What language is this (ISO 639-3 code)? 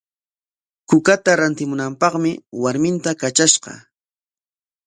qwa